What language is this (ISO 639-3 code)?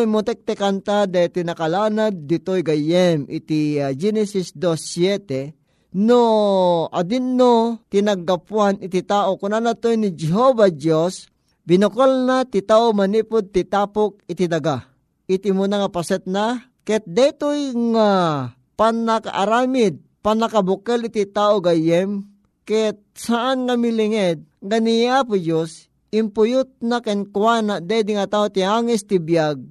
fil